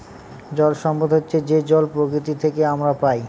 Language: Bangla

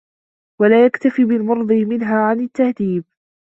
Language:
Arabic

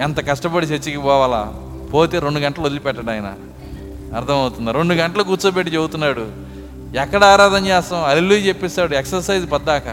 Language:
Telugu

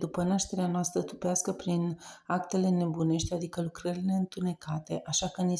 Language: Romanian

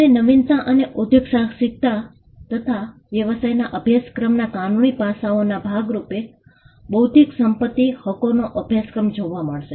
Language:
Gujarati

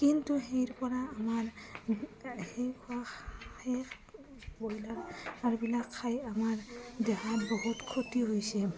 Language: Assamese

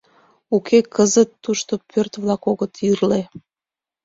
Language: Mari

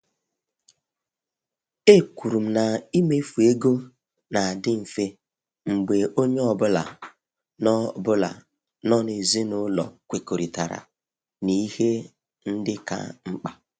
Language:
Igbo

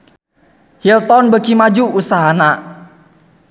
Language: Sundanese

